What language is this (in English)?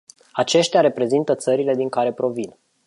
Romanian